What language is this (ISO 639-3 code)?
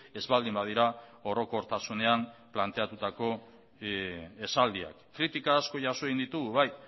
eus